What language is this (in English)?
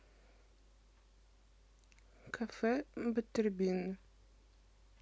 Russian